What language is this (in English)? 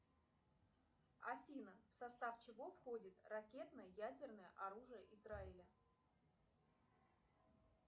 Russian